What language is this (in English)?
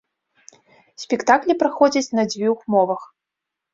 Belarusian